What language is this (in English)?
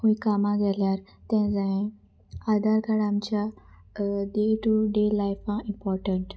Konkani